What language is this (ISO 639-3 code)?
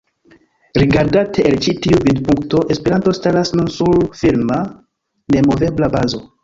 epo